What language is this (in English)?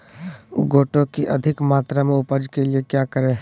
Magahi